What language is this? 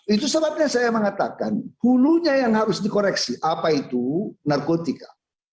Indonesian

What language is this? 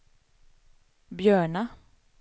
Swedish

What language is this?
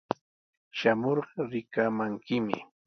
Sihuas Ancash Quechua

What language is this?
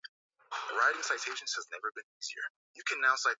Swahili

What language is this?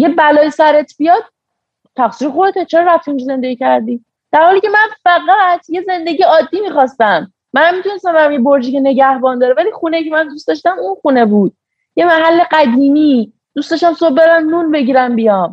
Persian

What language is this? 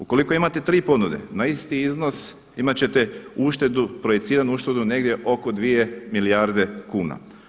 Croatian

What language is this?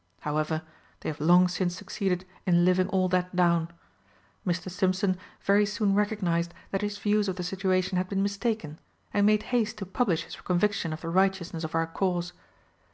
English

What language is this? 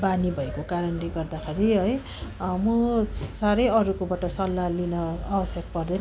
Nepali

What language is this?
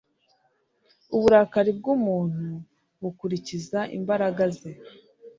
Kinyarwanda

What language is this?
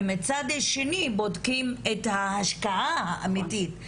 Hebrew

